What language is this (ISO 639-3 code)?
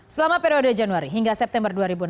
ind